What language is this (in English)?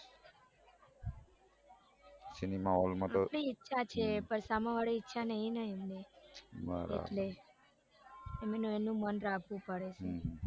Gujarati